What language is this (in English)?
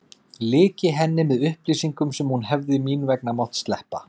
Icelandic